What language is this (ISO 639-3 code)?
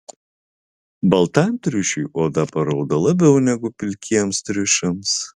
lit